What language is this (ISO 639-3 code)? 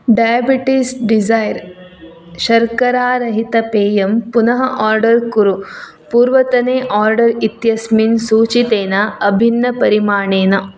san